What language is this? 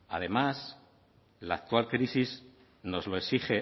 Spanish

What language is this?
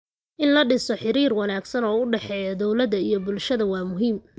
Somali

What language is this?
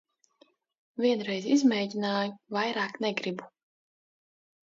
Latvian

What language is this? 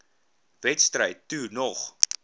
Afrikaans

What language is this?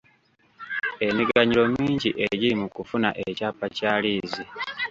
Ganda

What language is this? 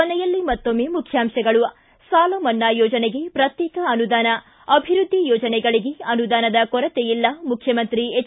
Kannada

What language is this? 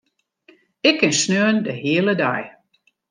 Western Frisian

